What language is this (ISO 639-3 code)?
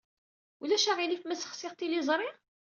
kab